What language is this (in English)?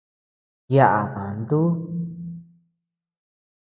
Tepeuxila Cuicatec